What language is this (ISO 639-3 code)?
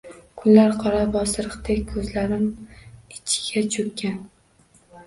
uzb